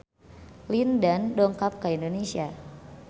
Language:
Sundanese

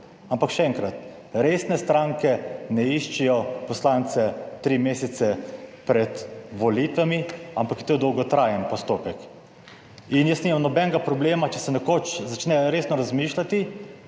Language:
Slovenian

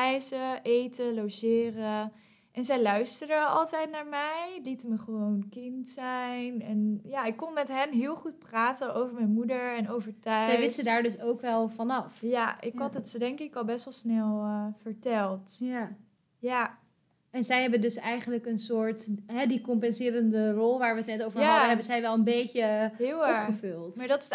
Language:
Dutch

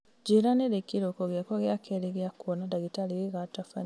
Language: Kikuyu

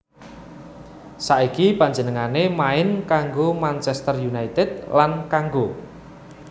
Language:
Javanese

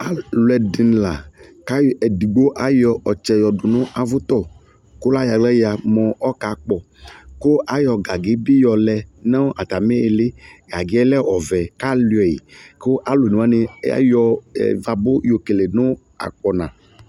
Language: Ikposo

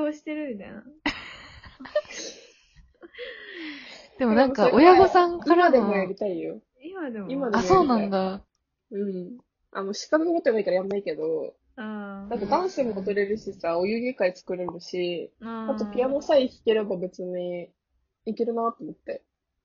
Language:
Japanese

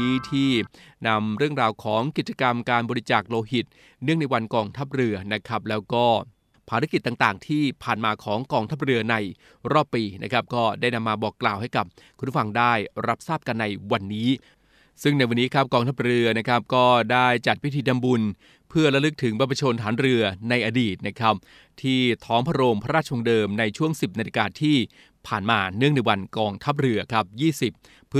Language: Thai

